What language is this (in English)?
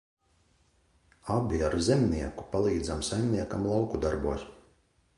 Latvian